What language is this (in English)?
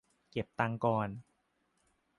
Thai